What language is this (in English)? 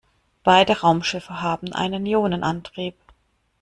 German